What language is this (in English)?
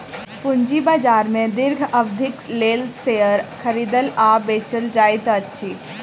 Maithili